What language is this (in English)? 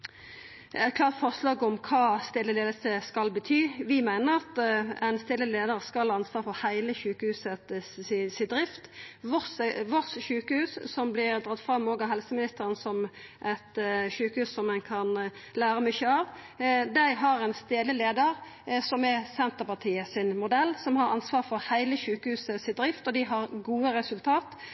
Norwegian Nynorsk